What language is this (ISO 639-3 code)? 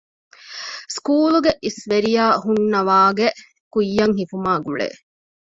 div